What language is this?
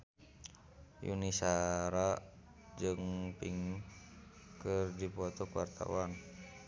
Sundanese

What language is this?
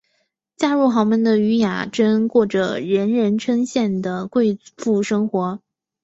Chinese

